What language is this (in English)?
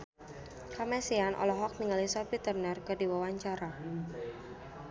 Sundanese